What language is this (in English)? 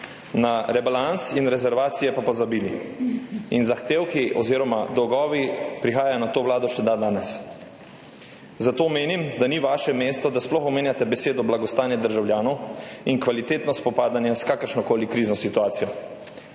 Slovenian